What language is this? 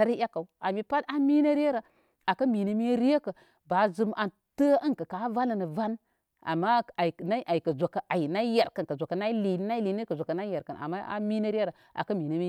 Koma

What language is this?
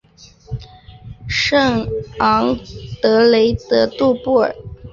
Chinese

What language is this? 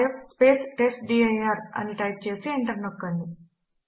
Telugu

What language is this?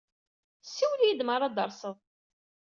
Kabyle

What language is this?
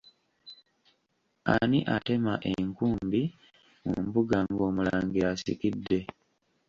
Ganda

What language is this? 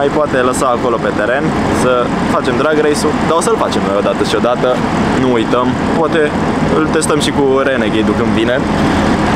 Romanian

